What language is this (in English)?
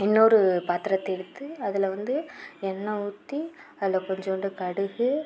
Tamil